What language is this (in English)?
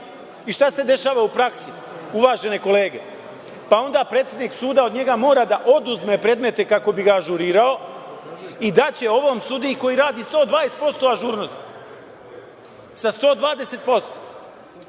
Serbian